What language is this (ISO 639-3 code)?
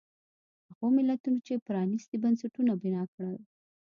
pus